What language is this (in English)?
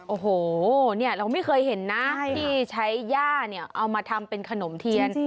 Thai